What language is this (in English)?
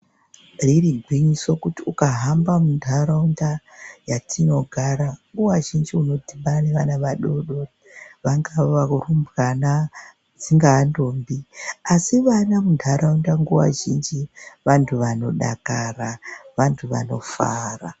Ndau